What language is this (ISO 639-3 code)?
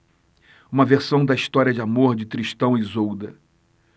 por